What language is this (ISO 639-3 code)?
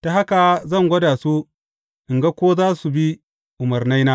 hau